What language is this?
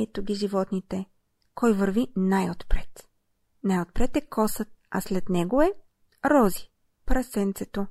Bulgarian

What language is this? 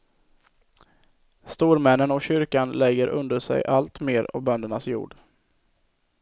Swedish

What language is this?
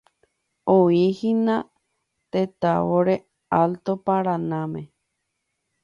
Guarani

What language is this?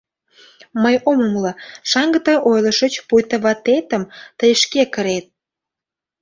Mari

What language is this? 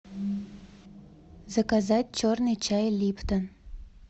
Russian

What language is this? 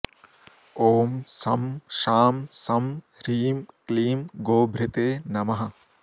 Sanskrit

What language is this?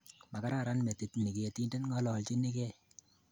Kalenjin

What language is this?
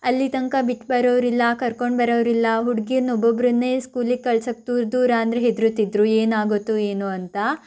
Kannada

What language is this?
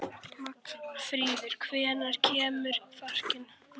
Icelandic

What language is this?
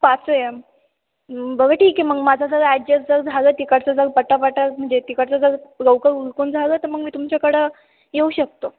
Marathi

